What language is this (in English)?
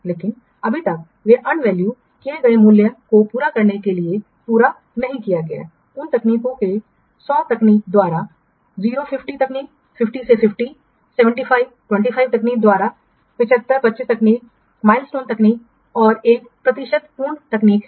Hindi